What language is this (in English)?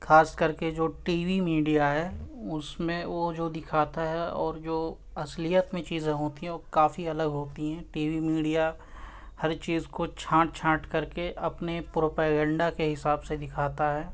Urdu